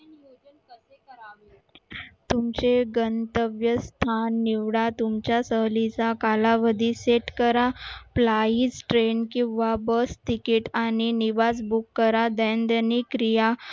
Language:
Marathi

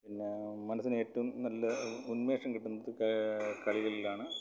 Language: Malayalam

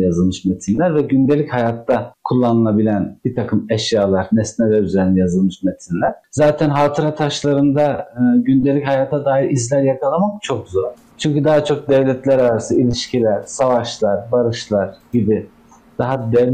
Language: Turkish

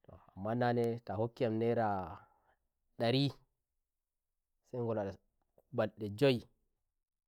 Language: Nigerian Fulfulde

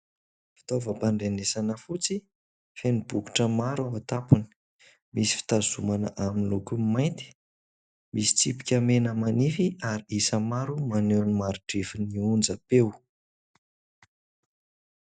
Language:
Malagasy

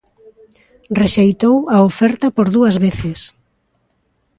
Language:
Galician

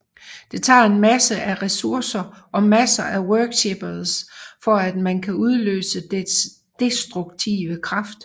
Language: Danish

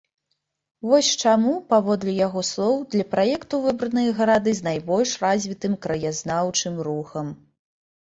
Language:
Belarusian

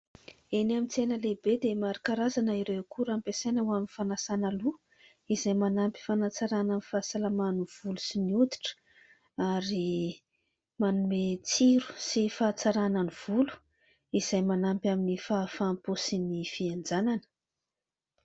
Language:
Malagasy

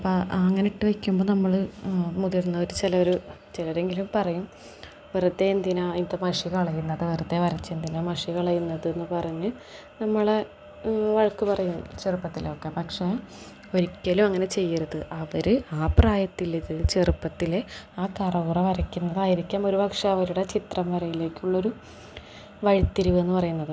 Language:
Malayalam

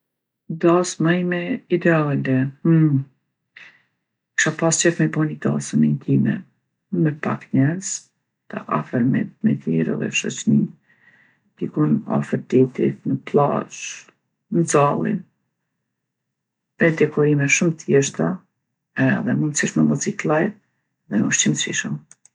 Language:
Gheg Albanian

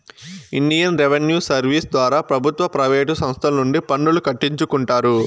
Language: Telugu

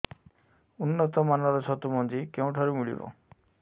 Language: Odia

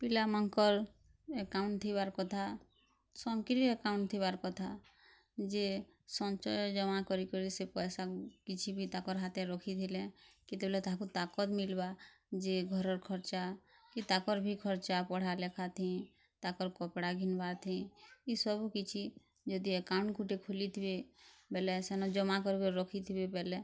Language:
Odia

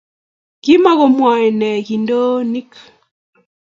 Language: Kalenjin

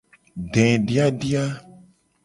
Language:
Gen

